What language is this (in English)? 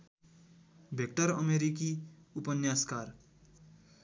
Nepali